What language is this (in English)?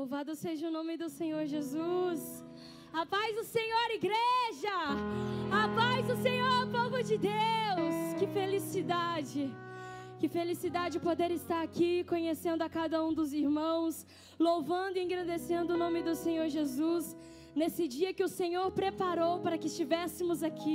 Portuguese